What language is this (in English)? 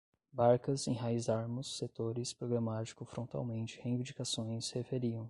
Portuguese